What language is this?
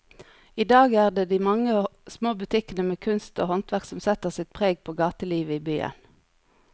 Norwegian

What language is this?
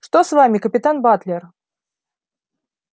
Russian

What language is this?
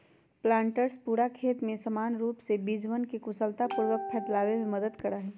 Magahi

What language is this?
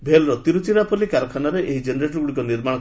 Odia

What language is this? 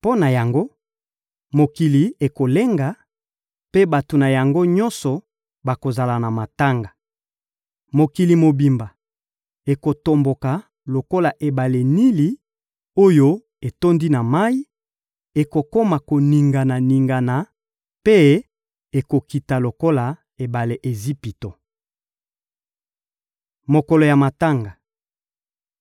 Lingala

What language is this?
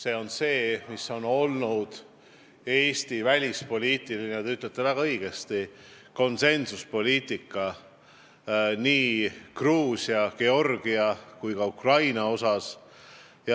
Estonian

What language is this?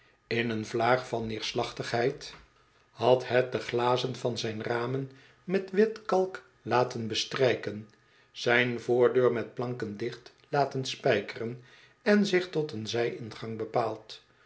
Dutch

